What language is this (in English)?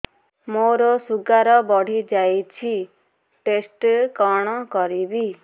Odia